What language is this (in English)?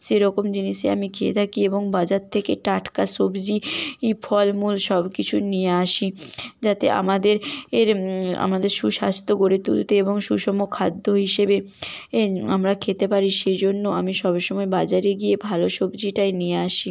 Bangla